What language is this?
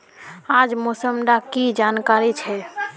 Magahi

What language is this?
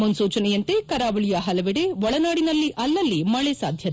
Kannada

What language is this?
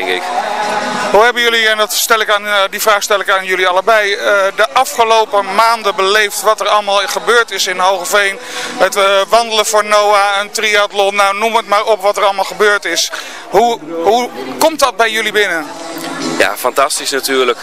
Dutch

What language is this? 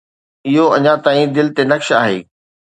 Sindhi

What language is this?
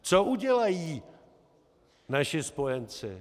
Czech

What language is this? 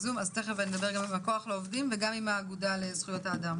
Hebrew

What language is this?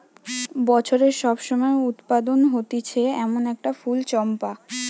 Bangla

